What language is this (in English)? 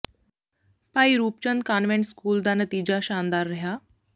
Punjabi